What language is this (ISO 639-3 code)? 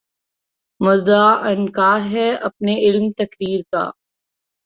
urd